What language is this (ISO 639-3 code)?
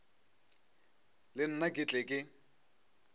nso